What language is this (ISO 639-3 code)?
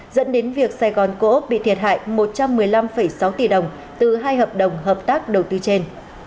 vie